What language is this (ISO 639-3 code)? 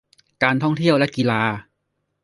tha